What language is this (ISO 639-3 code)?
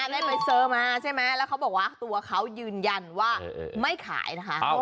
tha